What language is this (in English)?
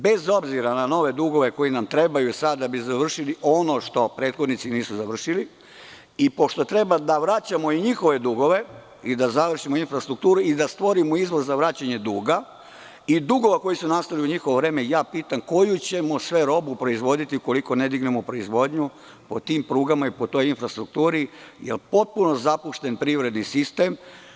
Serbian